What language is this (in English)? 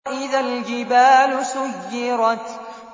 Arabic